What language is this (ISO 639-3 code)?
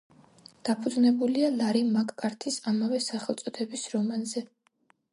kat